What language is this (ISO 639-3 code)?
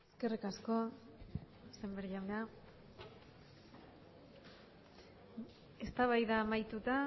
eus